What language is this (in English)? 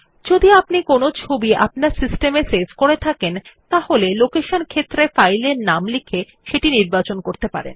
Bangla